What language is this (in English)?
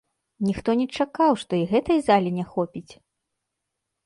Belarusian